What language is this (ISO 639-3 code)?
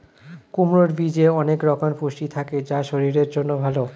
ben